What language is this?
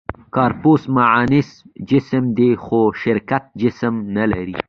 Pashto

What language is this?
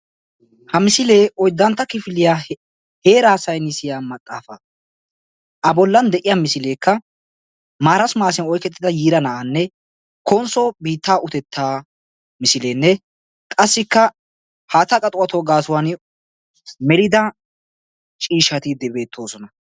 Wolaytta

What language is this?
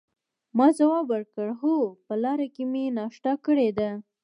Pashto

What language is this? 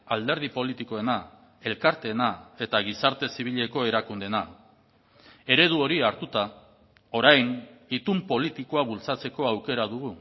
Basque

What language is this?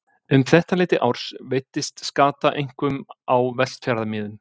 Icelandic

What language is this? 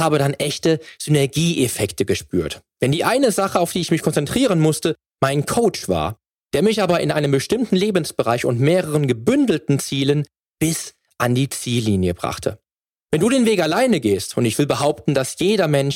German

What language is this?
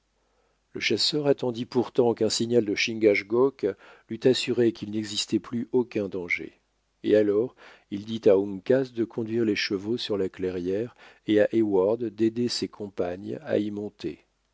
French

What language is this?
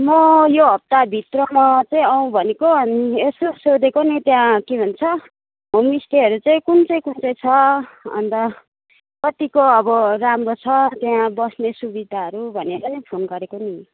Nepali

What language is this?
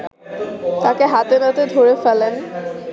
Bangla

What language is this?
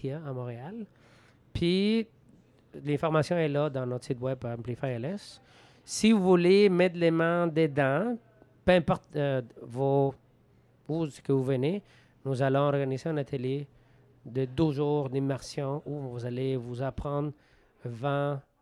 French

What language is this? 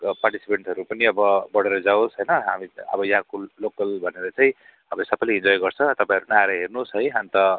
Nepali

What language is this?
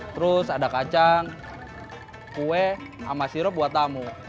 Indonesian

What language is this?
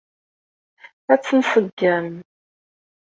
Kabyle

